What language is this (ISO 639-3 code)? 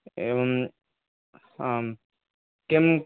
san